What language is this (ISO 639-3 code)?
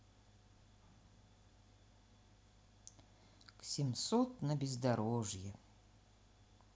rus